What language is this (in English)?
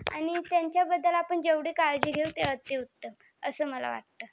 Marathi